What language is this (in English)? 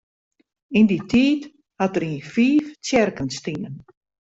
Western Frisian